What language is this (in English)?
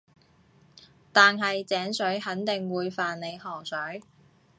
Cantonese